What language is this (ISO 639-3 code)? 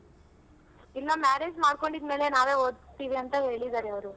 kan